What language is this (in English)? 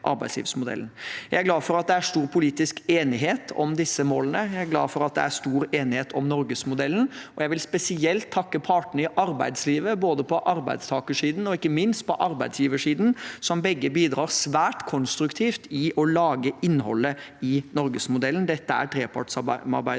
Norwegian